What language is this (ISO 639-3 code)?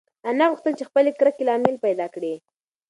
pus